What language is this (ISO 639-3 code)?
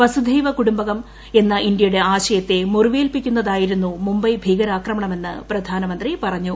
mal